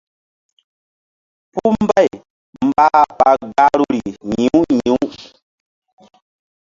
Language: Mbum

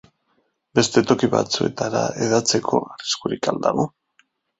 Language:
Basque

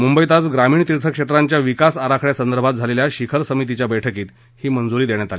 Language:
Marathi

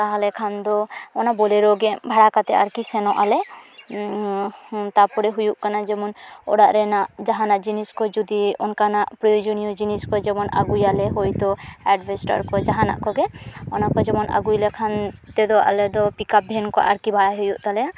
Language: Santali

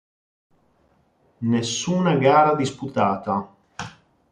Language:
Italian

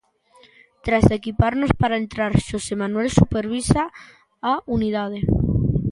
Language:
Galician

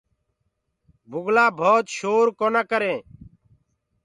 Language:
Gurgula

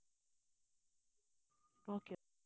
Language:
Tamil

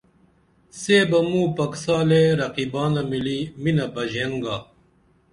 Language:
Dameli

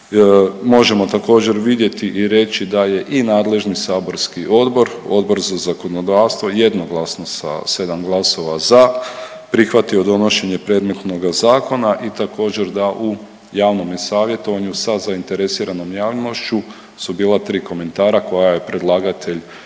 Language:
Croatian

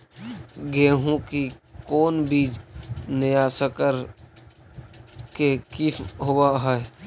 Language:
Magahi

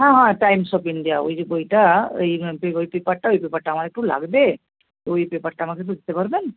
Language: Bangla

